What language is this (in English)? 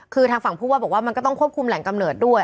Thai